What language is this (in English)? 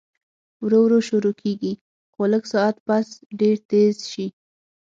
Pashto